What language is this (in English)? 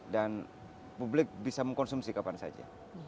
Indonesian